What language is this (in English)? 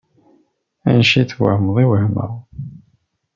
Kabyle